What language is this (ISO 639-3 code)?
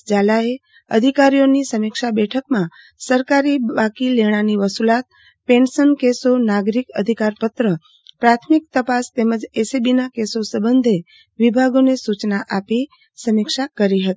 guj